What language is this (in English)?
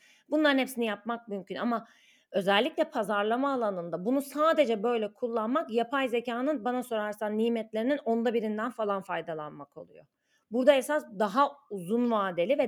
Turkish